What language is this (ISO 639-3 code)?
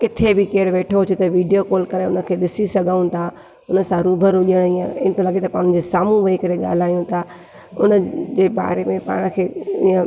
snd